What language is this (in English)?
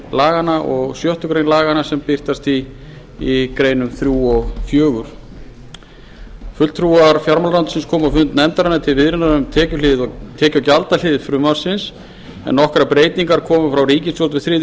Icelandic